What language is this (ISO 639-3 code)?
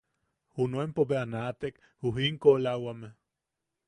yaq